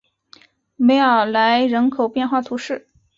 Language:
Chinese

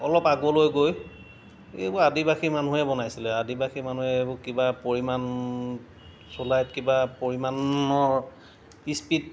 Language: Assamese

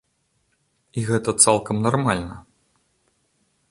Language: Belarusian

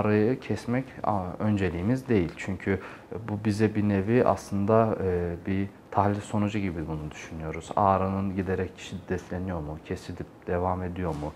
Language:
Turkish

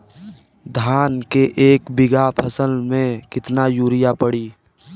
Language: Bhojpuri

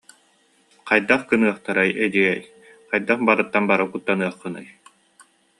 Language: Yakut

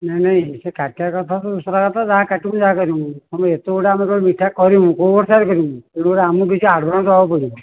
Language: Odia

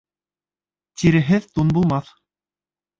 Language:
Bashkir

